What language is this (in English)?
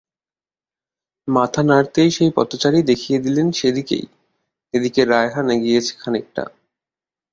Bangla